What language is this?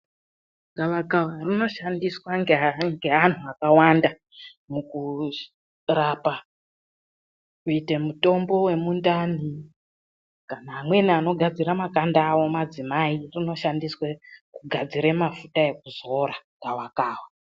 Ndau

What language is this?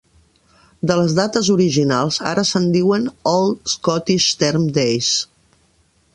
Catalan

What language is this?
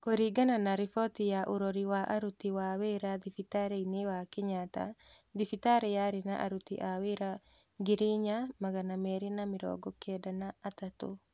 Kikuyu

